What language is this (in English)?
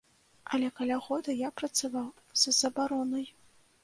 Belarusian